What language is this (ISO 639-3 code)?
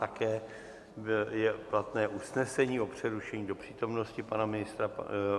ces